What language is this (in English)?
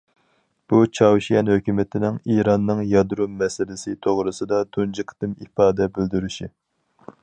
Uyghur